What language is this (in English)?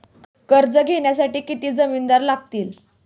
Marathi